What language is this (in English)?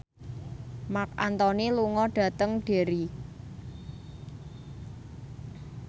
Javanese